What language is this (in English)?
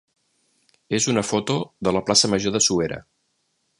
Catalan